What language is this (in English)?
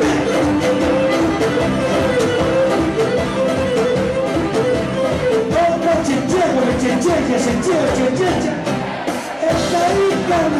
Greek